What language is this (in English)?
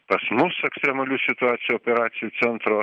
Lithuanian